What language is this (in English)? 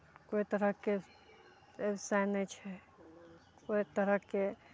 Maithili